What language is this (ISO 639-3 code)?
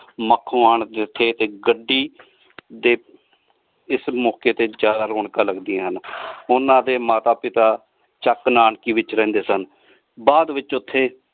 pan